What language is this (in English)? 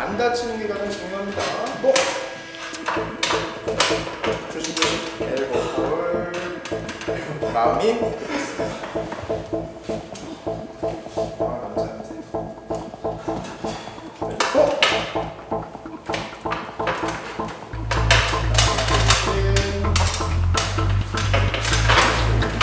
Korean